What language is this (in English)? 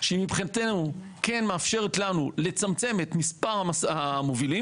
Hebrew